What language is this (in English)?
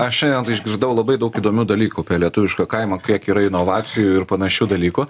Lithuanian